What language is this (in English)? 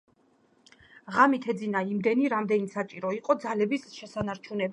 Georgian